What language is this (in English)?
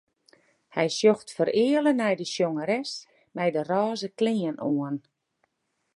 Western Frisian